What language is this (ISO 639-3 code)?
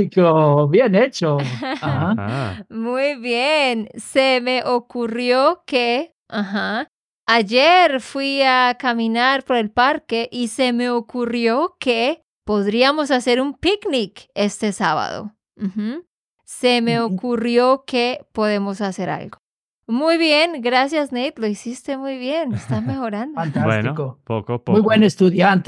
spa